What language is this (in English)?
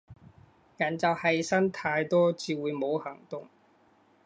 Cantonese